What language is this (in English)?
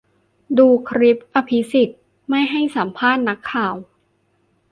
Thai